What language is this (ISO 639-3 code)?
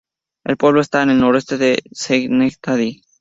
spa